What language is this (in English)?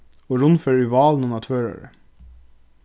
Faroese